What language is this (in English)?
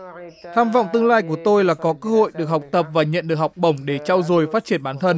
Vietnamese